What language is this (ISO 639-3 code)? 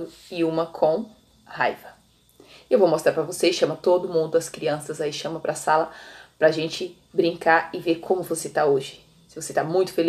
por